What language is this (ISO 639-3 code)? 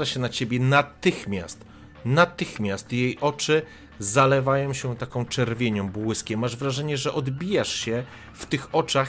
pol